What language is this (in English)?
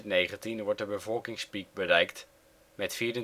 Dutch